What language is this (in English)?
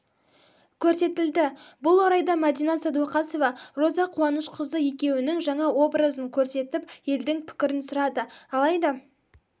Kazakh